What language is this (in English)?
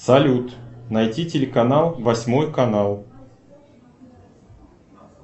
Russian